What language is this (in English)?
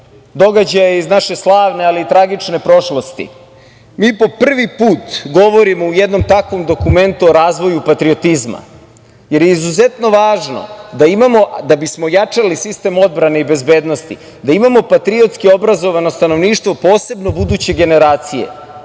Serbian